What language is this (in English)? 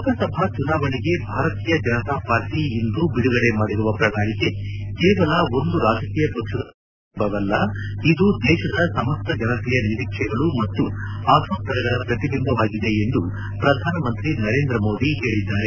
Kannada